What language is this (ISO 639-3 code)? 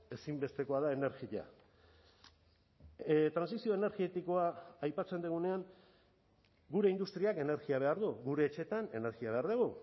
eus